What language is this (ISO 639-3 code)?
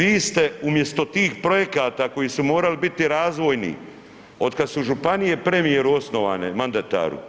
hrv